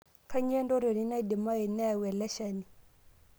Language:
Masai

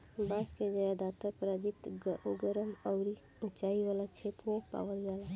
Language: Bhojpuri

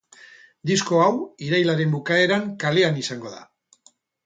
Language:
Basque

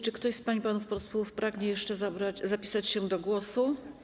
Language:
Polish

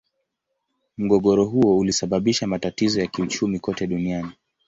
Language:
Swahili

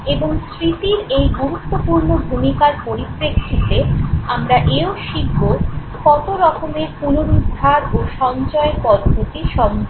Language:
Bangla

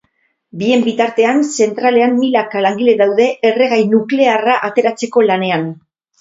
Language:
Basque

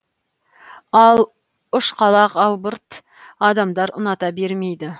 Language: Kazakh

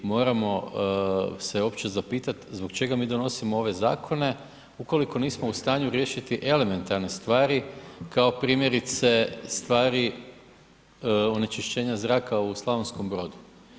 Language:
Croatian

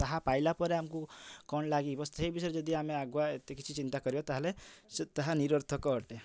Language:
Odia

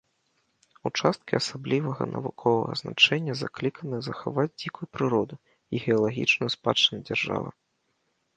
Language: Belarusian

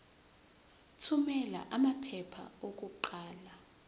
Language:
Zulu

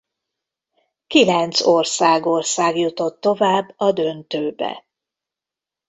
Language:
Hungarian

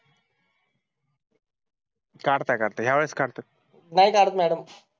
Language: Marathi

